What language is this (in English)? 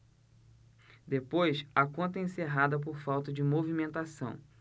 Portuguese